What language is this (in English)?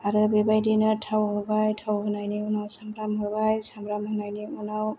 Bodo